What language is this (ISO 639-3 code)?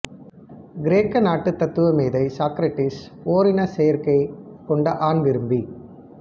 tam